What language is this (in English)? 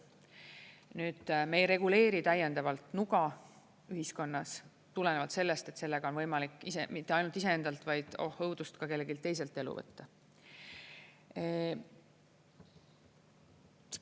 Estonian